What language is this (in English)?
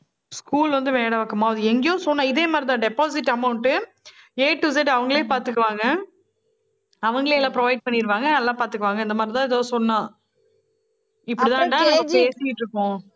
Tamil